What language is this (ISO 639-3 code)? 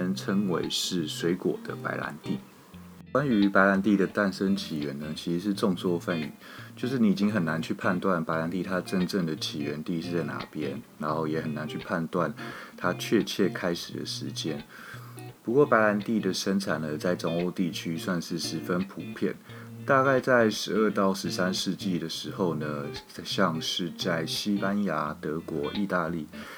zho